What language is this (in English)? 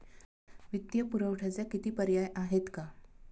Marathi